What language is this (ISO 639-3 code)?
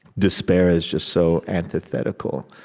eng